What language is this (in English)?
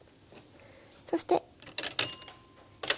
Japanese